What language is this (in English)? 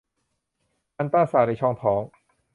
Thai